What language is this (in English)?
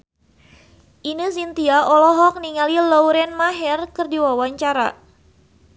Sundanese